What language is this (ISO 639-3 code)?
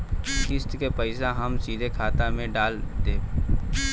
bho